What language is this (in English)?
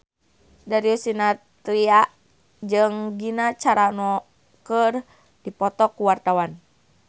Sundanese